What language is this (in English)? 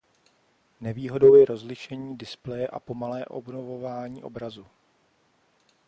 Czech